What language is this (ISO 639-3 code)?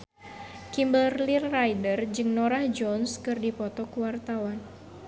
sun